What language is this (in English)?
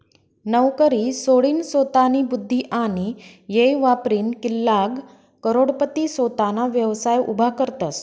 Marathi